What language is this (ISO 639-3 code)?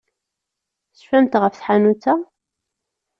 kab